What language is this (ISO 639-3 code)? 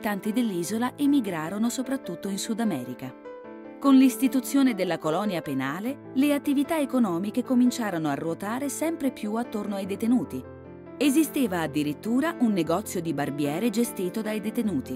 ita